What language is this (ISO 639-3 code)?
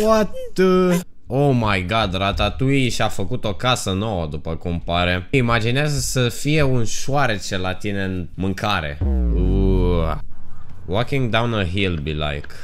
ron